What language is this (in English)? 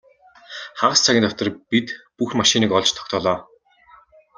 Mongolian